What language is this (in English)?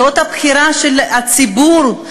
Hebrew